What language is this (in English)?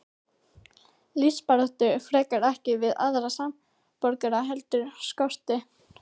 Icelandic